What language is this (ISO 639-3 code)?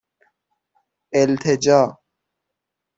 fas